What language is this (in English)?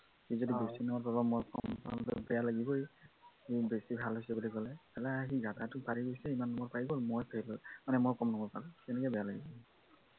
Assamese